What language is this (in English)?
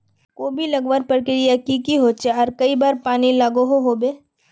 Magahi